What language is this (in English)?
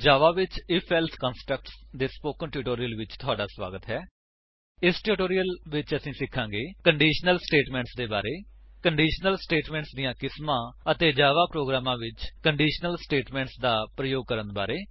Punjabi